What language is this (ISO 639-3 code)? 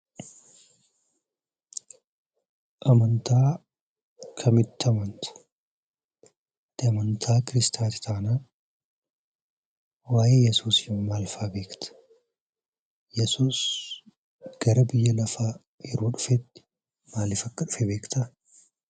orm